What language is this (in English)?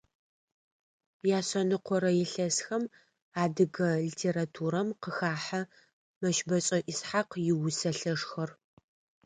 Adyghe